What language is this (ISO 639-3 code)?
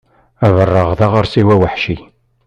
kab